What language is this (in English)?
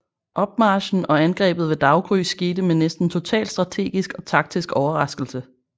Danish